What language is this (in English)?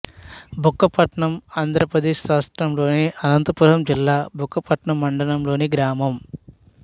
Telugu